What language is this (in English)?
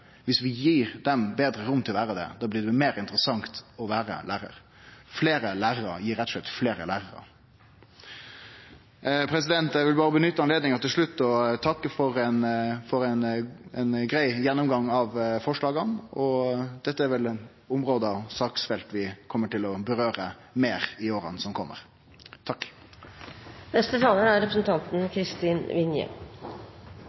Norwegian